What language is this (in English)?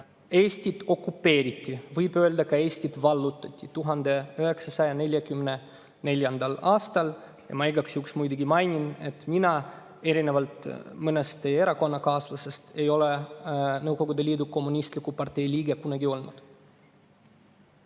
Estonian